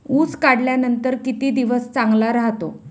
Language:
Marathi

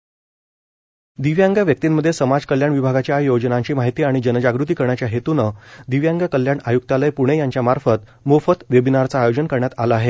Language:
Marathi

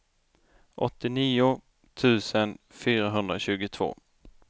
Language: Swedish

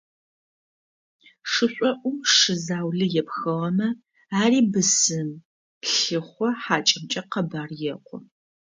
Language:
Adyghe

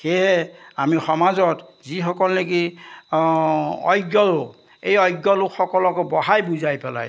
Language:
Assamese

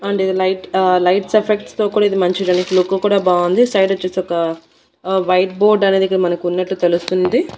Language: Telugu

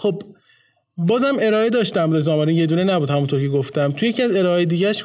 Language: Persian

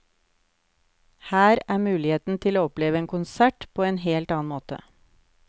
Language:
Norwegian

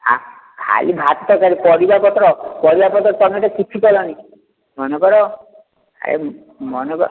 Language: Odia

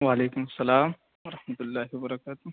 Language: Urdu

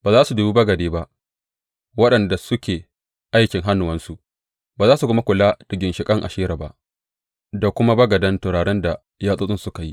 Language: Hausa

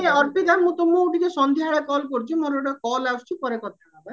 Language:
Odia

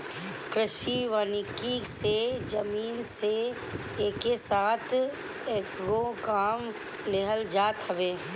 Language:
Bhojpuri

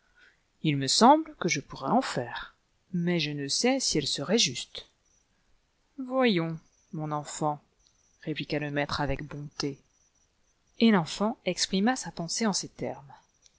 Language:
French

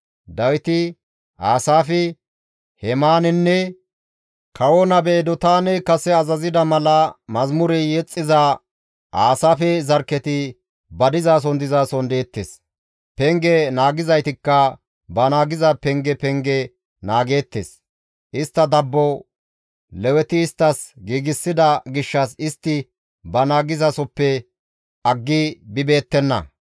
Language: Gamo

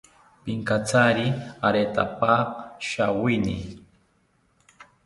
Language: South Ucayali Ashéninka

